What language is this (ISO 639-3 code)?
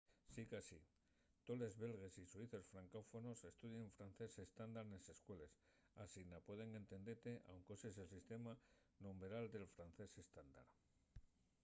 ast